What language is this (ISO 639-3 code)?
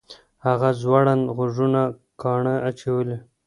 pus